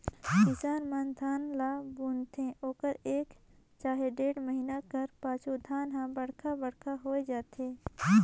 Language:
Chhattisgarhi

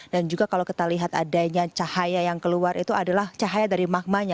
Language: Indonesian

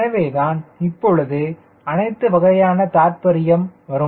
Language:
Tamil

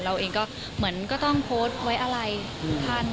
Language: Thai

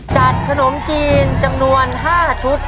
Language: Thai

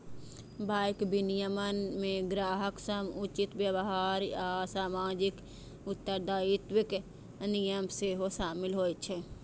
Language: Maithili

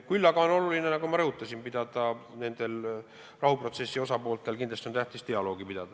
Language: Estonian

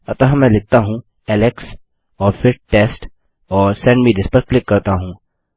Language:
Hindi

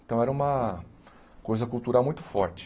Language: Portuguese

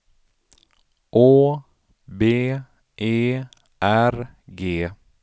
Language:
Swedish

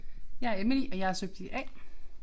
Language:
Danish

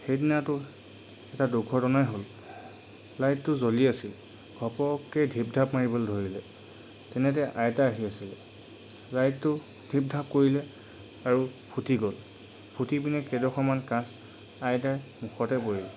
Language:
Assamese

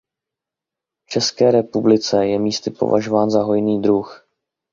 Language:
Czech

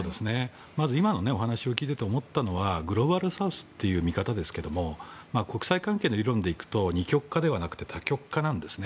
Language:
Japanese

